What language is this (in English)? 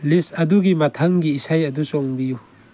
Manipuri